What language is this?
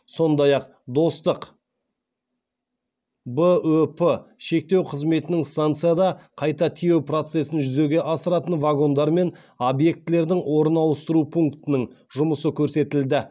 Kazakh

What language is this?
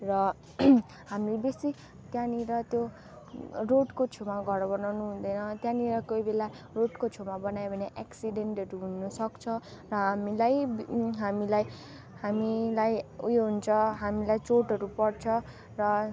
Nepali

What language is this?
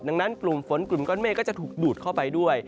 Thai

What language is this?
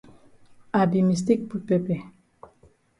Cameroon Pidgin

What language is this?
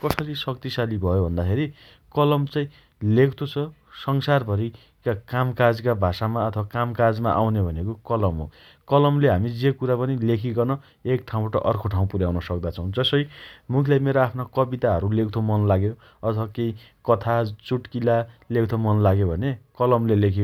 Dotyali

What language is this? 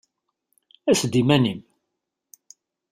Kabyle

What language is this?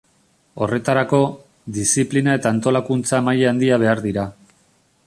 Basque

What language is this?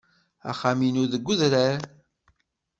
Kabyle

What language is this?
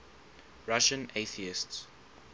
English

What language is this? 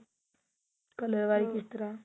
Punjabi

